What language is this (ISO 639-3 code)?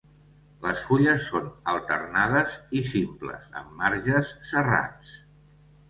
cat